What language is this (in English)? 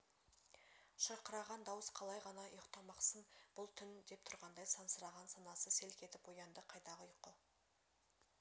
Kazakh